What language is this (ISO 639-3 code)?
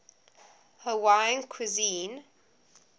eng